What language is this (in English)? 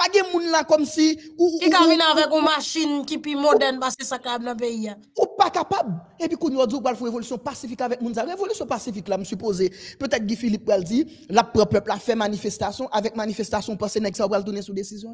French